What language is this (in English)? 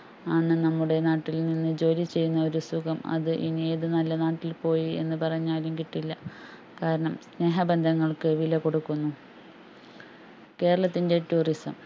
Malayalam